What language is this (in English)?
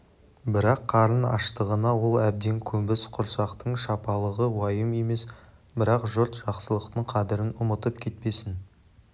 Kazakh